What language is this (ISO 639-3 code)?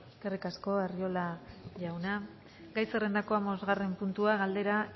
eus